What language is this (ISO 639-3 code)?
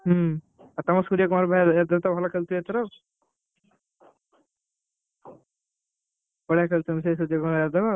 ori